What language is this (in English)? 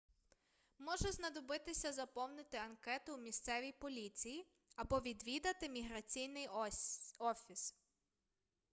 Ukrainian